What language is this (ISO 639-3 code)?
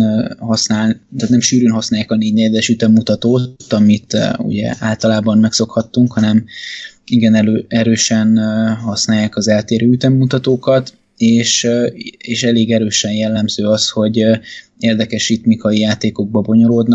hun